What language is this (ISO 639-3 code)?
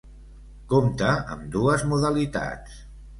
cat